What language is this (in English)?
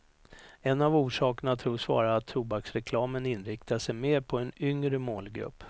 Swedish